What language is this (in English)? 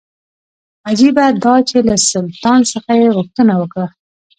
Pashto